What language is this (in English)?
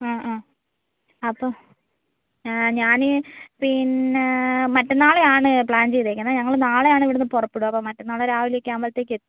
Malayalam